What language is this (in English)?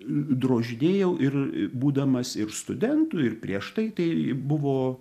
Lithuanian